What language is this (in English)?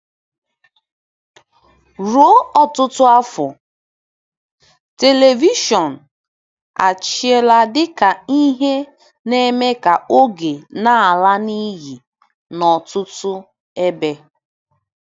Igbo